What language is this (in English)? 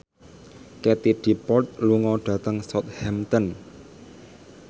Javanese